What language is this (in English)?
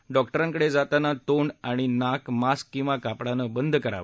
Marathi